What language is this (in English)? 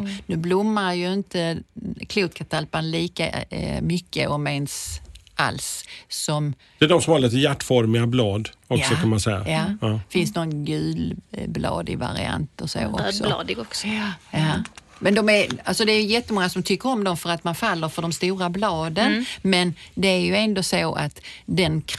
Swedish